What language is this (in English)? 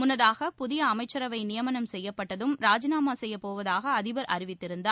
Tamil